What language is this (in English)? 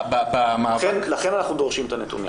Hebrew